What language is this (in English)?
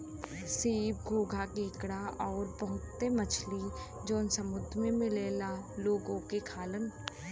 Bhojpuri